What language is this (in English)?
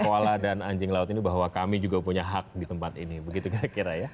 Indonesian